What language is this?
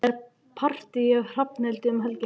Icelandic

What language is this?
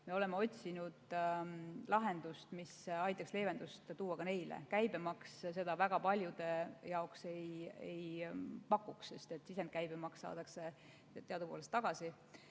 Estonian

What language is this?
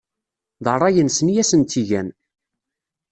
Kabyle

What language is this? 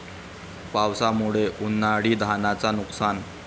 Marathi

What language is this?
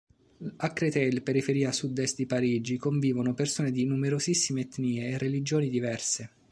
Italian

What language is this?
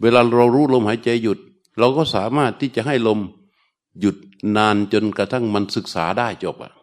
Thai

